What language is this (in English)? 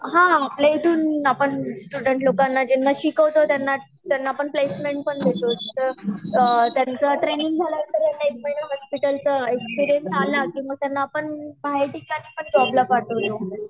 Marathi